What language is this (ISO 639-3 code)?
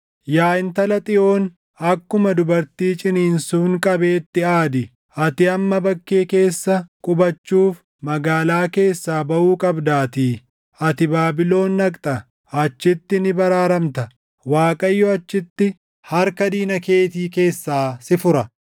orm